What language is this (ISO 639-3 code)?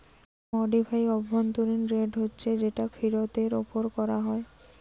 ben